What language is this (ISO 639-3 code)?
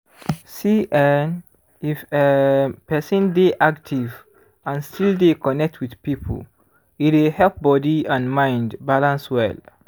pcm